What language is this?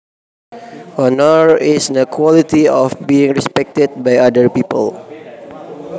Javanese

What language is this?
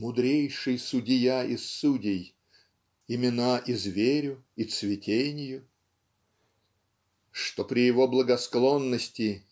Russian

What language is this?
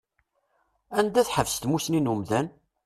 Kabyle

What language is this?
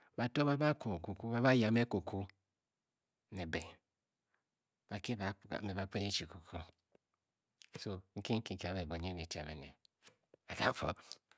Bokyi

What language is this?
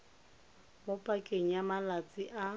Tswana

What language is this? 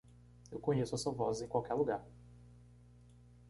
Portuguese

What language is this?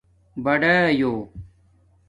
Domaaki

